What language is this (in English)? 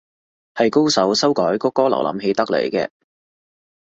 Cantonese